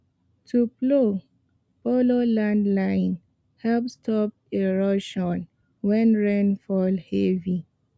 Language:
Nigerian Pidgin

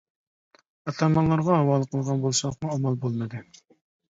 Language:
Uyghur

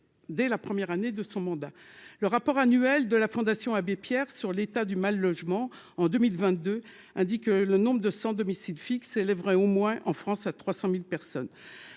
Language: French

